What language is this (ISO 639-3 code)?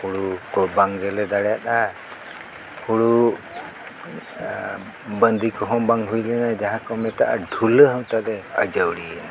sat